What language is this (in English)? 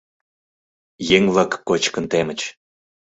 Mari